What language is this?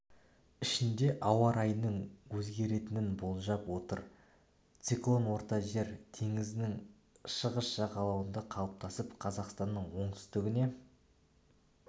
Kazakh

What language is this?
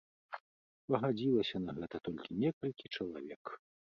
Belarusian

